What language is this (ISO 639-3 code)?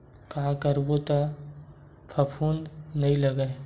hne